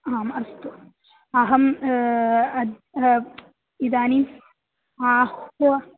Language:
Sanskrit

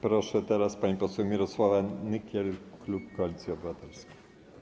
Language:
Polish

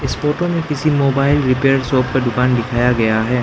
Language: Hindi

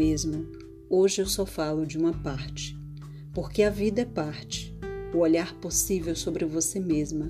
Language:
Portuguese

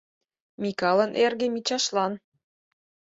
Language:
Mari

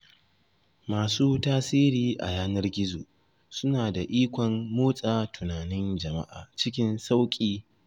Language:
Hausa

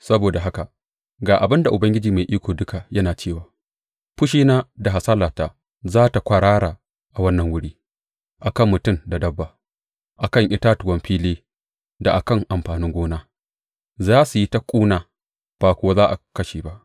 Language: Hausa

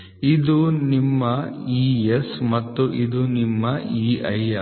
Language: Kannada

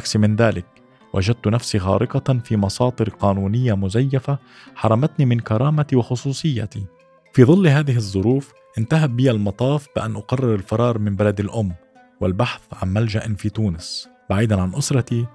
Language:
Arabic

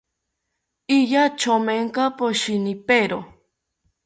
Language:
South Ucayali Ashéninka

